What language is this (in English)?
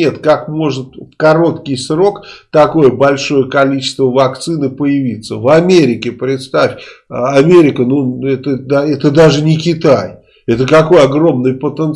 Russian